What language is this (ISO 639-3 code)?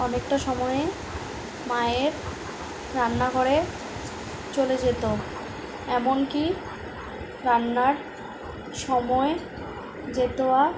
ben